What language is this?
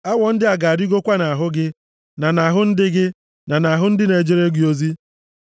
Igbo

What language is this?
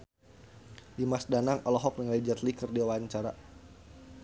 Sundanese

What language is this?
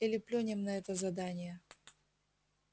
Russian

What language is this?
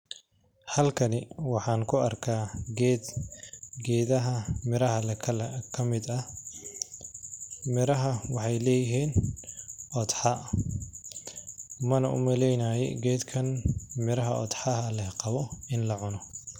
Somali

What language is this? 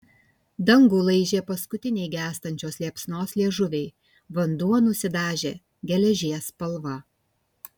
Lithuanian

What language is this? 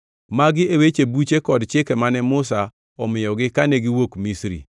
Luo (Kenya and Tanzania)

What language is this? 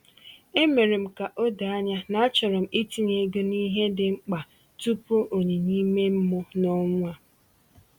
Igbo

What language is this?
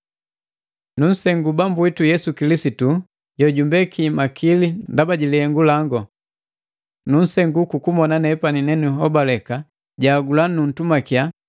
Matengo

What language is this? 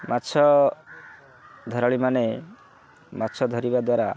Odia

